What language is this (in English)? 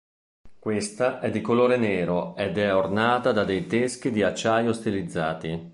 Italian